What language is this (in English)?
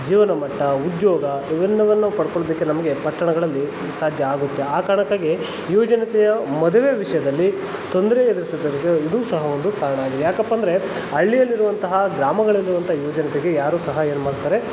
Kannada